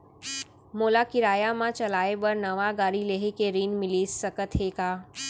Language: Chhattisgarhi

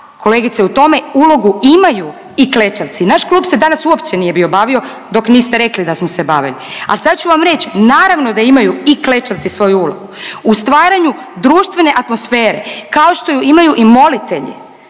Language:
Croatian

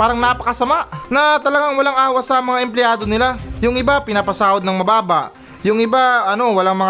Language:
Filipino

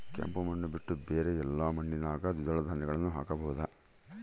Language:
Kannada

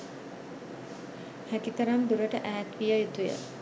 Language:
Sinhala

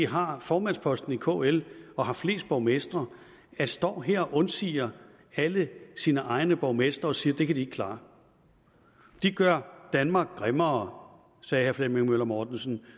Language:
Danish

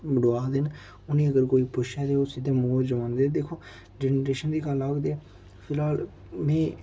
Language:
Dogri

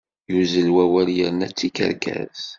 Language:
Kabyle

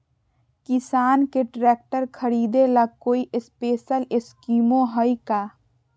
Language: Magahi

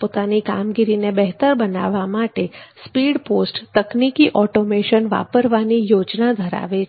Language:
Gujarati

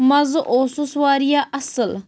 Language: Kashmiri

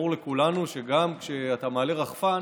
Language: Hebrew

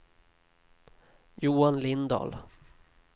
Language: Swedish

